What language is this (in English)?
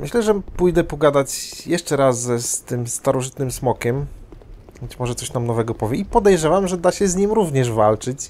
Polish